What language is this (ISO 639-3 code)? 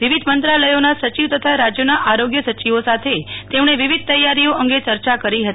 guj